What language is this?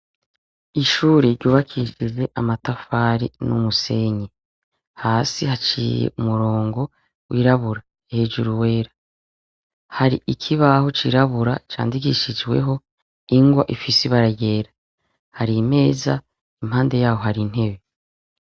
Rundi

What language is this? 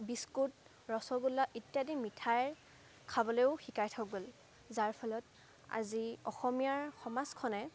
Assamese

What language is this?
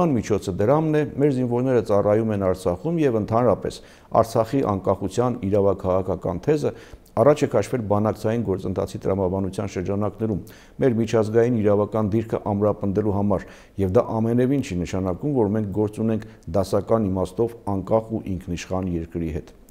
Russian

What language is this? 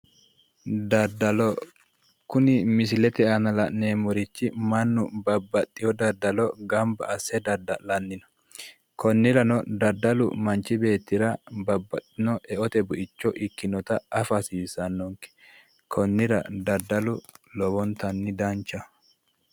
Sidamo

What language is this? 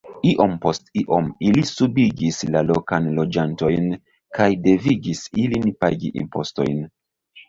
Esperanto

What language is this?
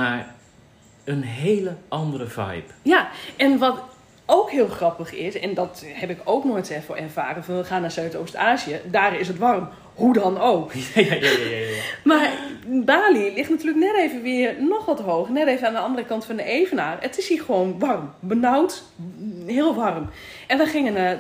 Dutch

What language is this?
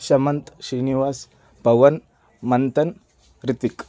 Kannada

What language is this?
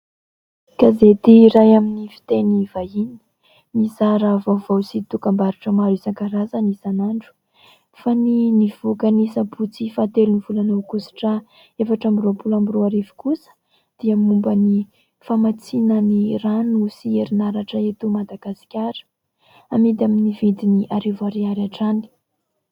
Malagasy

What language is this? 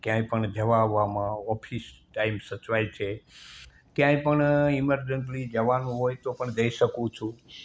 Gujarati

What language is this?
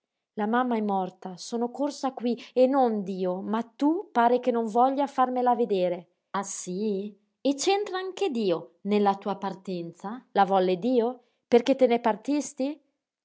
Italian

